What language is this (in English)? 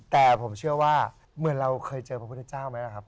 Thai